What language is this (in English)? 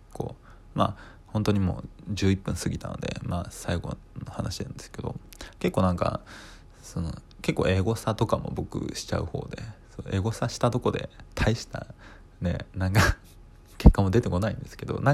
Japanese